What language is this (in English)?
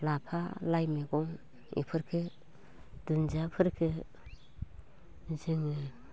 Bodo